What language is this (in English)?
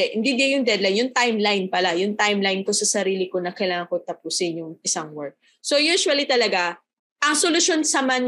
Filipino